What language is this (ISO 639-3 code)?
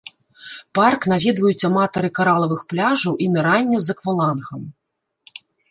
bel